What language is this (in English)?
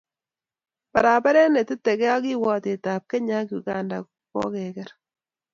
Kalenjin